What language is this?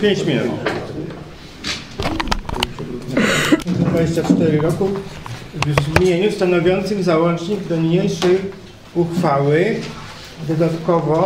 Polish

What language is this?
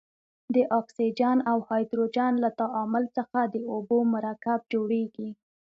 Pashto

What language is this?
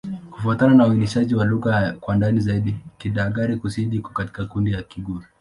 Swahili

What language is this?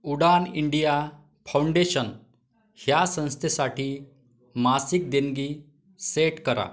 Marathi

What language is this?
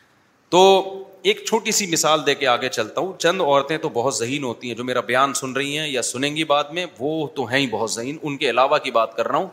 Urdu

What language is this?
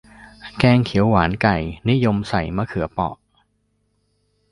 Thai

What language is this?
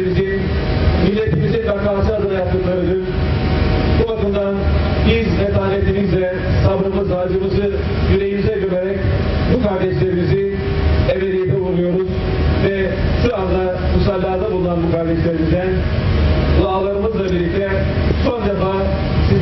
Turkish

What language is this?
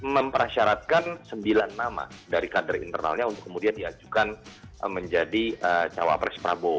Indonesian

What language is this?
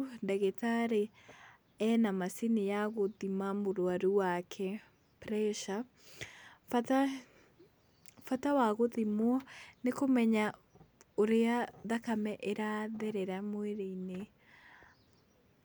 Kikuyu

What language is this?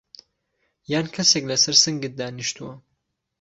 Central Kurdish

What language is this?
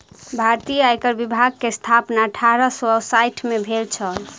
Maithili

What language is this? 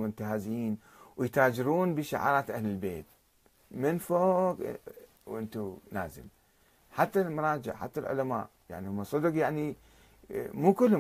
Arabic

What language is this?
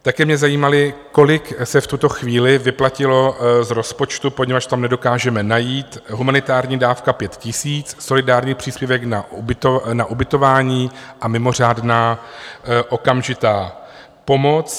Czech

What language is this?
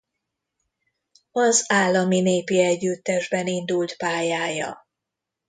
Hungarian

